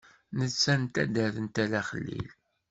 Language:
Kabyle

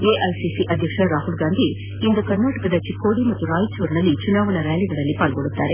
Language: Kannada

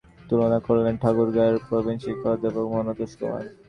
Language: Bangla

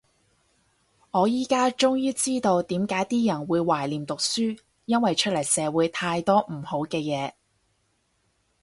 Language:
Cantonese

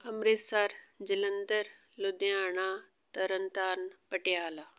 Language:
Punjabi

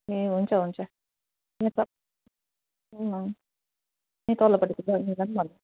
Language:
Nepali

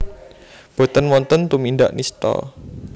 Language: Javanese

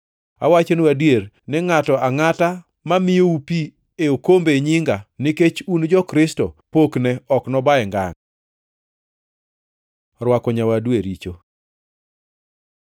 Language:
Luo (Kenya and Tanzania)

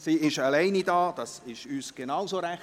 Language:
Swiss German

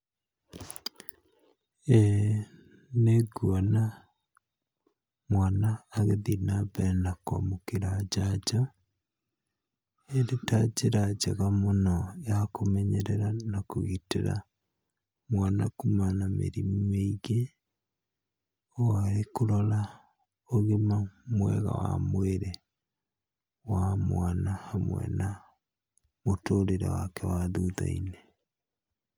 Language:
Kikuyu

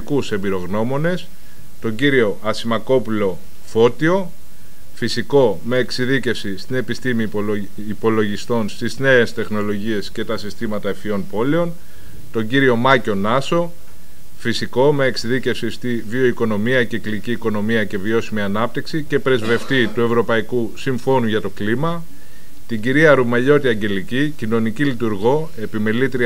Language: Greek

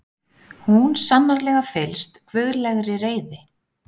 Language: Icelandic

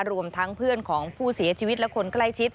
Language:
Thai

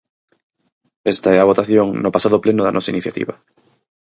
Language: Galician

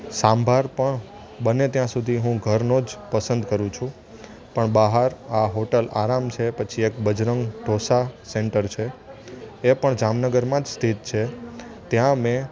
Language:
Gujarati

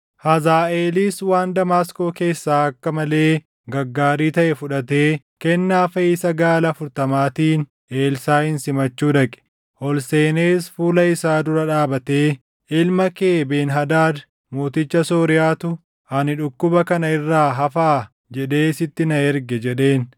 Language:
Oromo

